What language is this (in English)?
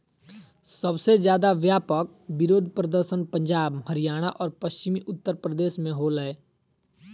Magahi